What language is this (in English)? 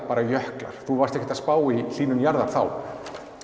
Icelandic